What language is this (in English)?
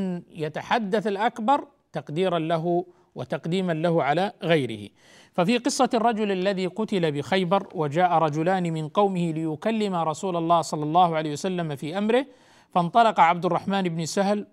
Arabic